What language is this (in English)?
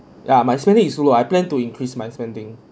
English